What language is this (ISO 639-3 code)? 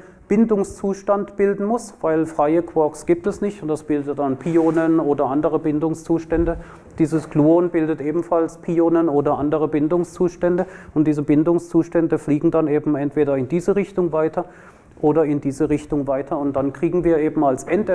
deu